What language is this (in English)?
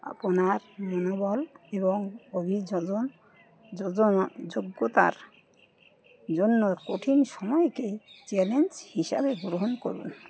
Bangla